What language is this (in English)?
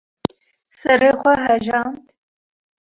Kurdish